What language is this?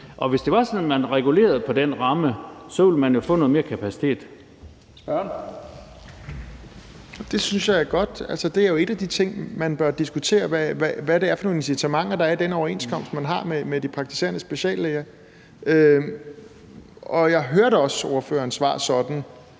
Danish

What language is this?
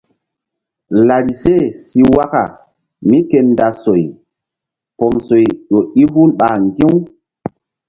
Mbum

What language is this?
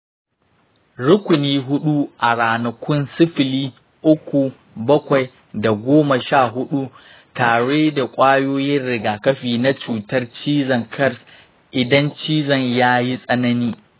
Hausa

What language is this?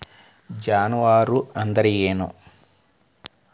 Kannada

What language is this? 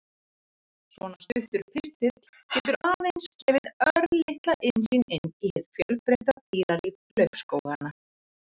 Icelandic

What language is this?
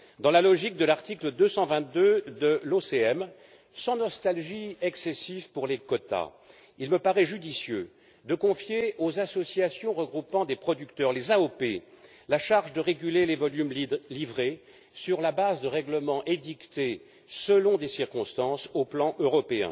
French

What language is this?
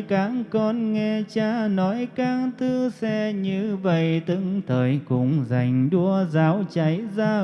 Vietnamese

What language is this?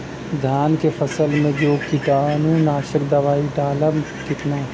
Bhojpuri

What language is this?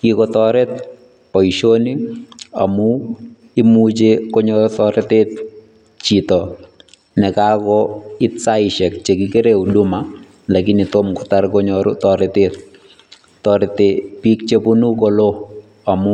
Kalenjin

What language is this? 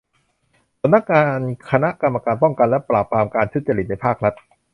Thai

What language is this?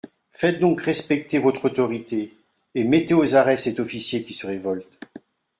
French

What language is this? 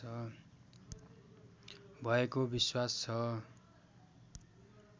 Nepali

